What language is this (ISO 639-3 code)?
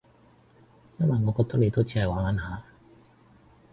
yue